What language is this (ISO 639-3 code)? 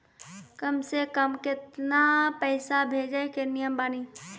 mai